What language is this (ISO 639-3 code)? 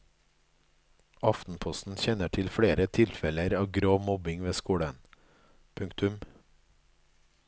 nor